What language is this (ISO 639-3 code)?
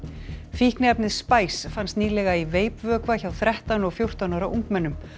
isl